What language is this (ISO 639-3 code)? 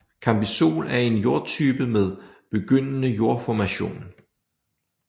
dan